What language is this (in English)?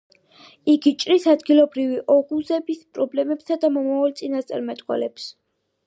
Georgian